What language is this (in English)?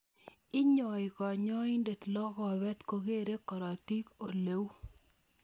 Kalenjin